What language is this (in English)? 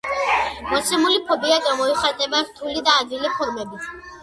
Georgian